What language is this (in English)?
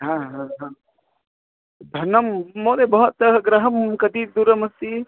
Sanskrit